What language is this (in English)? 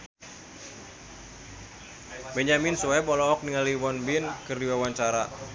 Sundanese